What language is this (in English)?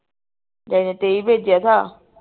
Punjabi